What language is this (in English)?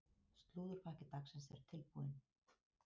Icelandic